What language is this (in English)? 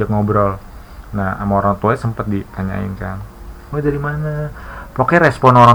Indonesian